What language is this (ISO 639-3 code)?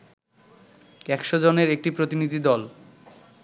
ben